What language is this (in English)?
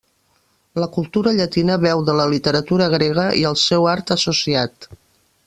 Catalan